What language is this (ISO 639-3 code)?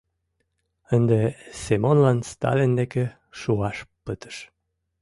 chm